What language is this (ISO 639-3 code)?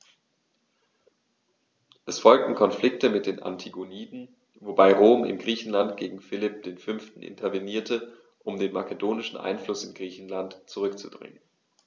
deu